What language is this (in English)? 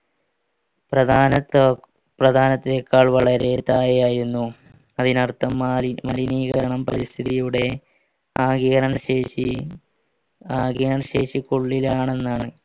Malayalam